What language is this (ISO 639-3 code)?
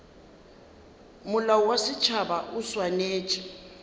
nso